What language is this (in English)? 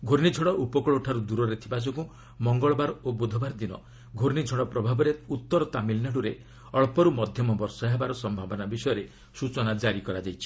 Odia